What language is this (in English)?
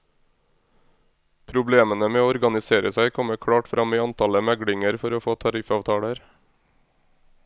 Norwegian